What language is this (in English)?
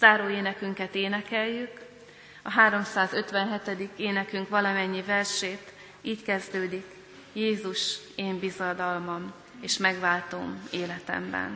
Hungarian